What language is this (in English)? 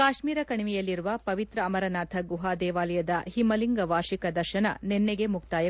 Kannada